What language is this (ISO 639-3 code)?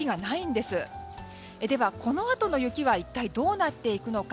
jpn